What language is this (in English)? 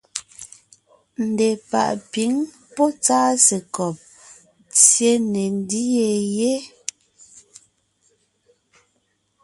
Ngiemboon